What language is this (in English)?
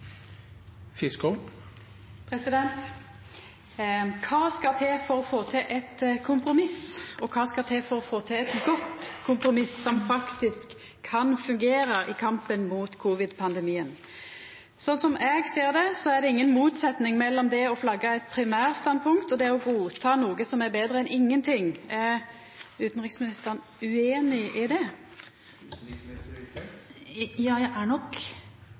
Norwegian